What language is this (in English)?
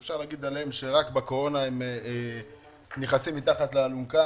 Hebrew